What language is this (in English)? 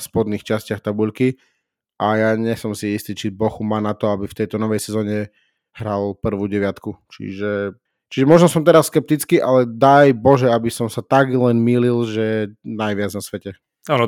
Slovak